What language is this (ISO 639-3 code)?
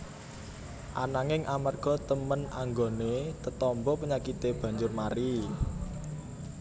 jav